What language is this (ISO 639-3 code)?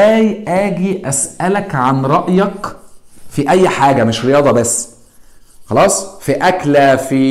ara